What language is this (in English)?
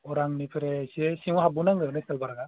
Bodo